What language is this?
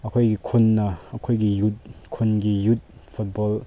Manipuri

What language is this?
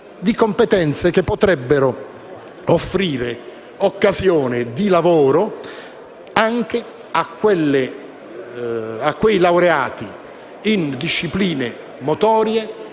Italian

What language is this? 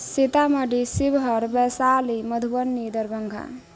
Maithili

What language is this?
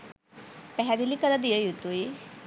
Sinhala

